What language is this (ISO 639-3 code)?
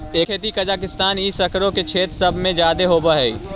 mag